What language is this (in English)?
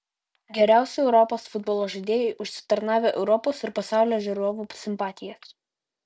Lithuanian